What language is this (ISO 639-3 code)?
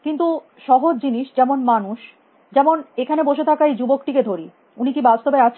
ben